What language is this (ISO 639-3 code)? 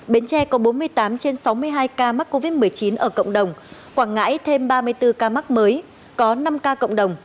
vie